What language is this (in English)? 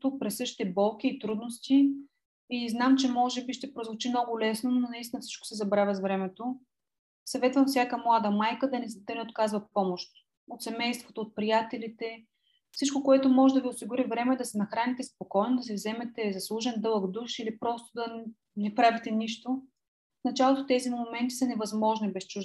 Bulgarian